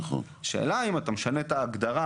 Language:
Hebrew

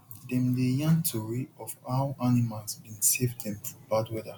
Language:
Nigerian Pidgin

